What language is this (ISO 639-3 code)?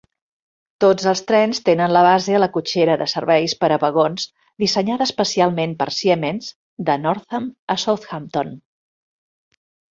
cat